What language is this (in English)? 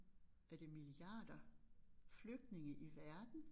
Danish